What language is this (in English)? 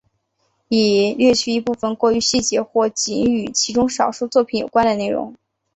Chinese